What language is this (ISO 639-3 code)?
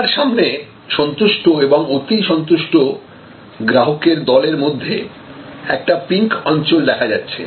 ben